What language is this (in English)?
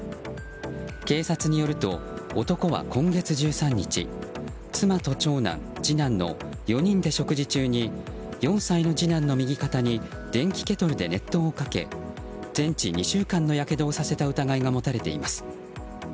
Japanese